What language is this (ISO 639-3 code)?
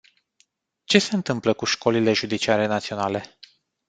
ron